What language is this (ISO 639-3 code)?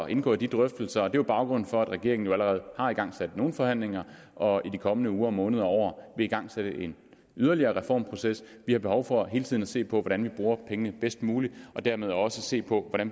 dan